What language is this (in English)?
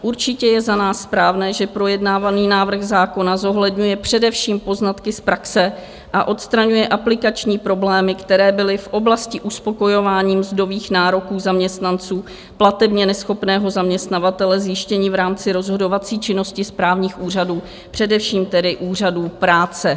Czech